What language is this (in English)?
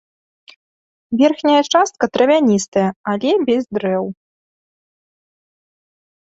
Belarusian